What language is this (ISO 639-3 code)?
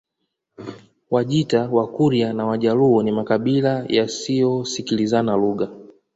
swa